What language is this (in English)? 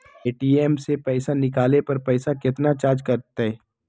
Magahi